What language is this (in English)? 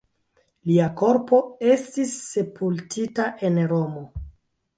Esperanto